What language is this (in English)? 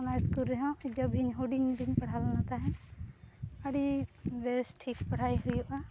Santali